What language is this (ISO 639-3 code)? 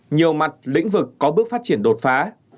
vie